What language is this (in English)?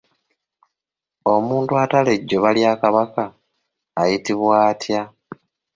Ganda